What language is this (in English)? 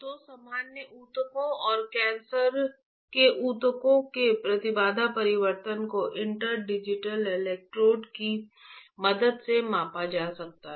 Hindi